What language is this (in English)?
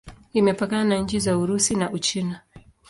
Swahili